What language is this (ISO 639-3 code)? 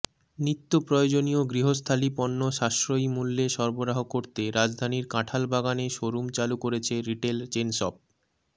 ben